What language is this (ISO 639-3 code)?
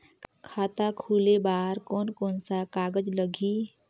hne